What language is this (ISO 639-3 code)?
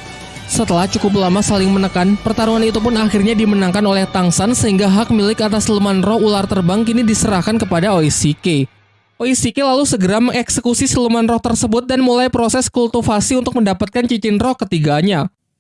ind